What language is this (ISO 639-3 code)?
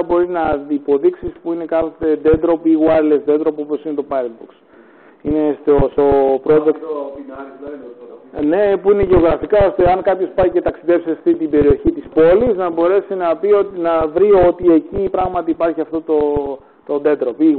ell